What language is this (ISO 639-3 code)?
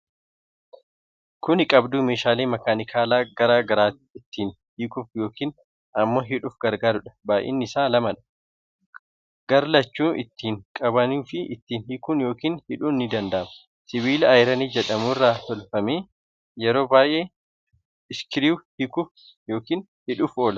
orm